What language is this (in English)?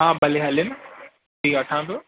Sindhi